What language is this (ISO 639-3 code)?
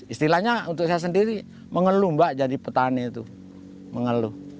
ind